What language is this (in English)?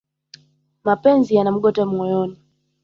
Swahili